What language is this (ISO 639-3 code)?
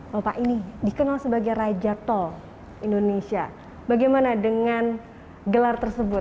ind